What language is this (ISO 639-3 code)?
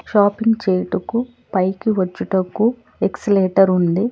tel